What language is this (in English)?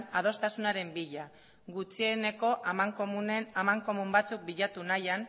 Basque